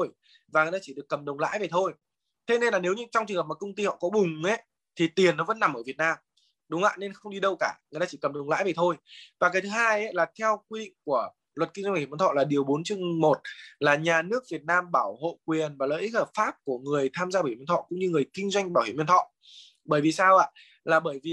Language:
Vietnamese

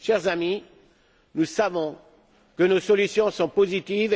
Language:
French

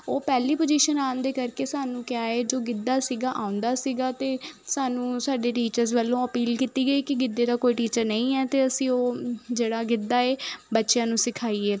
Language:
Punjabi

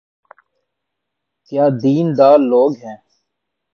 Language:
Urdu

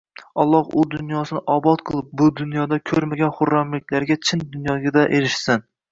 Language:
Uzbek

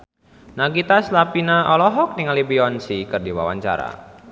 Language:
Sundanese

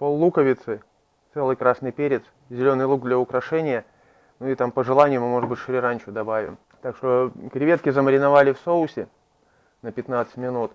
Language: Russian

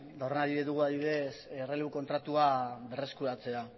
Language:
Basque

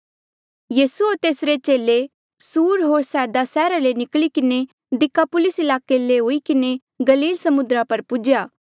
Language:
Mandeali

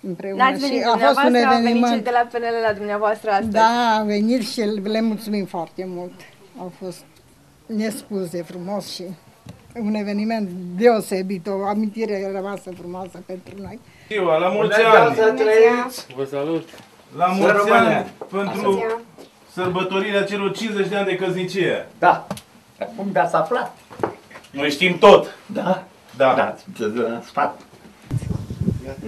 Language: Romanian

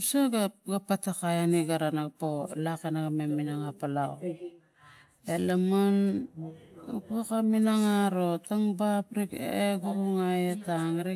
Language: Tigak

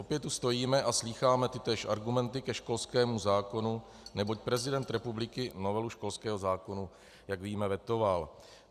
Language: Czech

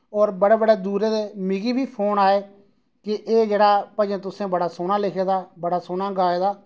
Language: Dogri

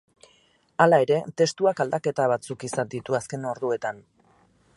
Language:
Basque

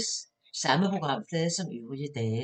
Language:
Danish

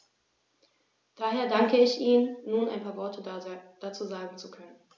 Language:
German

